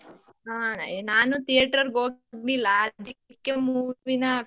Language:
Kannada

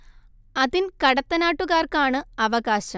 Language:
Malayalam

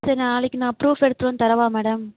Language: Tamil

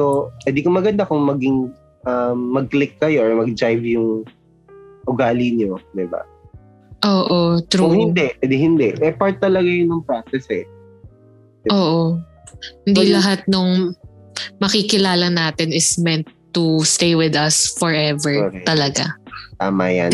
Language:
Filipino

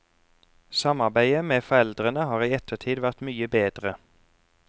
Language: Norwegian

